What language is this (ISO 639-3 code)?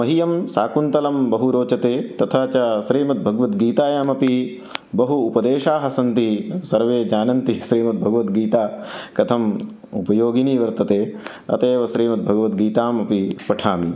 san